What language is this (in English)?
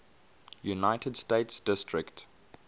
English